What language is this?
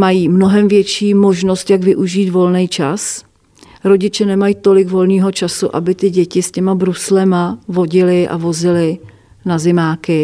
Czech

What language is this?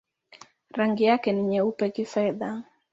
Swahili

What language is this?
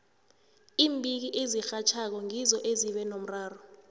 South Ndebele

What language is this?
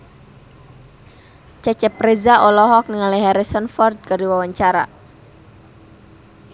Sundanese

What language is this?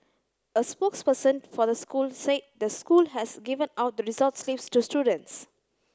English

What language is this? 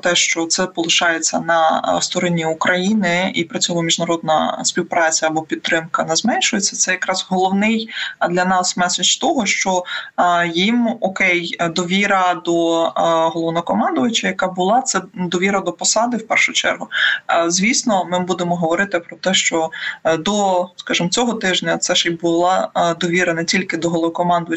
Ukrainian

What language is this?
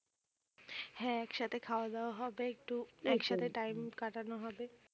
Bangla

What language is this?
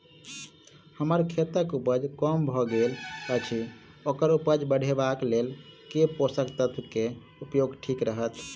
Maithili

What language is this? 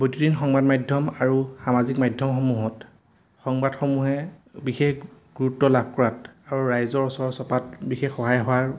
Assamese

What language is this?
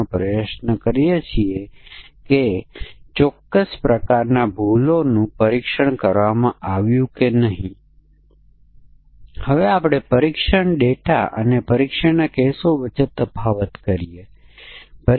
Gujarati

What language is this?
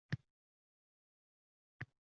Uzbek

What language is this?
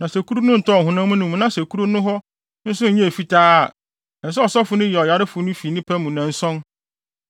Akan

